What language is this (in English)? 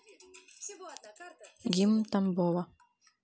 Russian